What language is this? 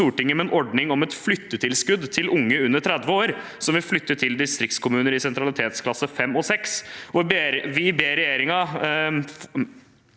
Norwegian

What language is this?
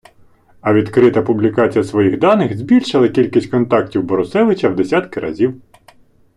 Ukrainian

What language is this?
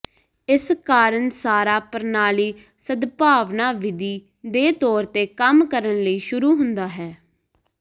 Punjabi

